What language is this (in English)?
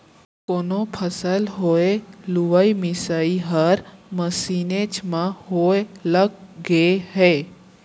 Chhattisgarhi